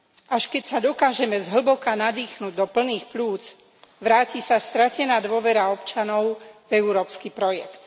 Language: Slovak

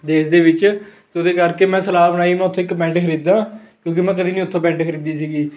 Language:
Punjabi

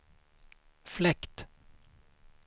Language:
Swedish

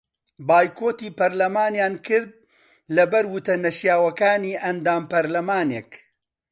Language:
Central Kurdish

